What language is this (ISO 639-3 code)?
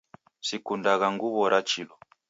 dav